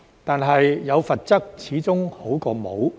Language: Cantonese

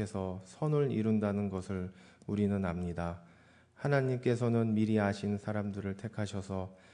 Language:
Korean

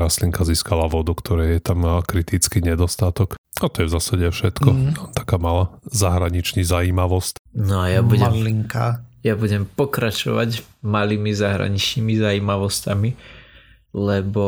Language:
Slovak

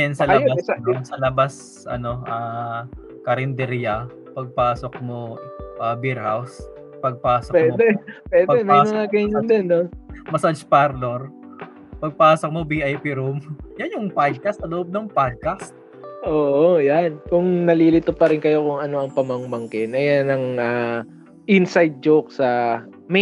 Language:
Filipino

